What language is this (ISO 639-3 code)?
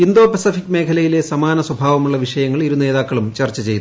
mal